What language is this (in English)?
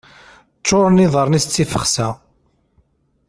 Kabyle